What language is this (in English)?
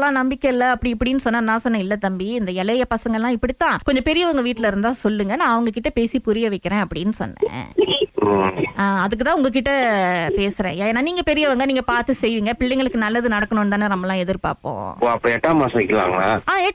Tamil